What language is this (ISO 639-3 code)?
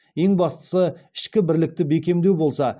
kaz